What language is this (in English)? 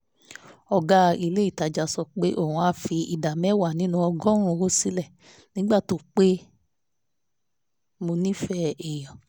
Yoruba